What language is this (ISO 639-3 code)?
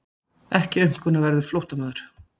isl